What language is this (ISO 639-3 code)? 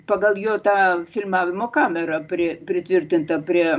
lit